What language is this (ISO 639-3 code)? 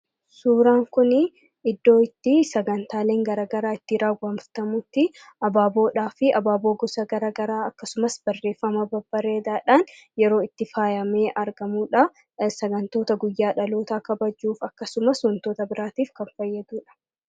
orm